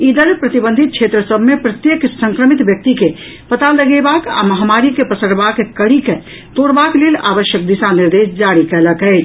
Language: Maithili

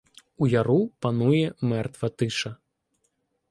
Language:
Ukrainian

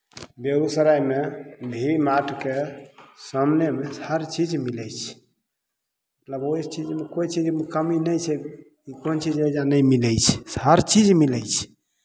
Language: Maithili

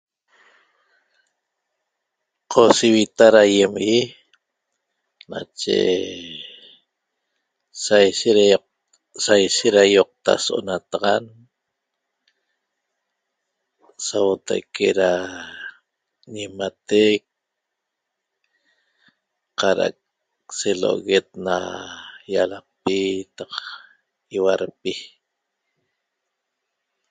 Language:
Toba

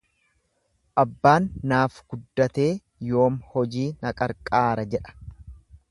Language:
Oromo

